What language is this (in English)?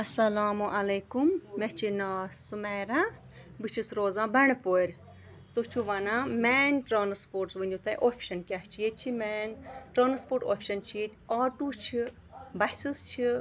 Kashmiri